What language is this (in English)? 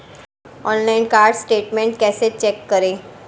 Hindi